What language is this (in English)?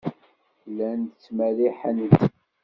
Kabyle